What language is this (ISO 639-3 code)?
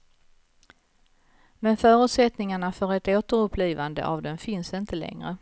swe